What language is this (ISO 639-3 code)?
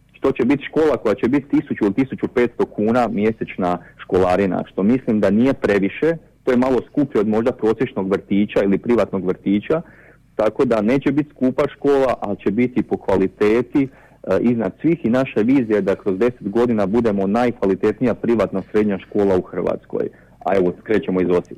hrv